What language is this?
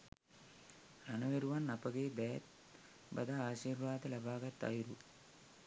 Sinhala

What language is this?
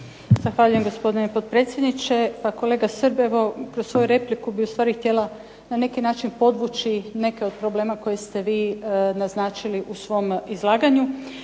Croatian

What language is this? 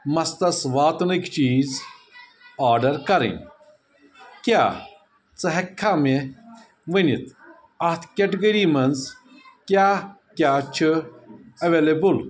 Kashmiri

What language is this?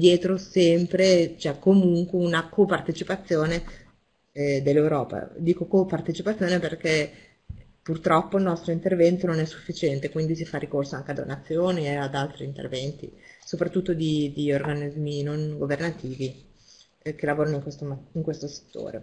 Italian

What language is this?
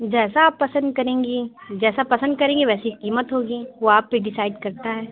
Urdu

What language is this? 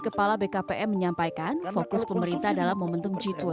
Indonesian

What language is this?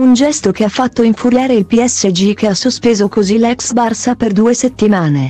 Italian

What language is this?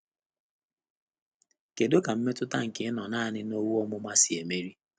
Igbo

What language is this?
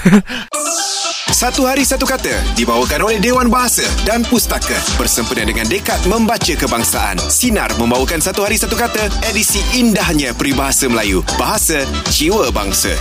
Malay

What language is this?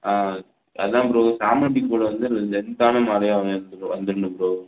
Tamil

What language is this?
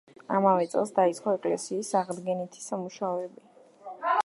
Georgian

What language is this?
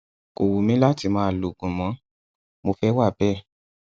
Yoruba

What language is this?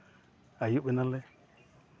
Santali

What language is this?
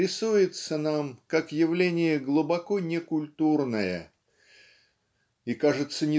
Russian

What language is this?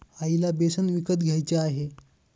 Marathi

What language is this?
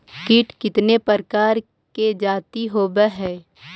Magahi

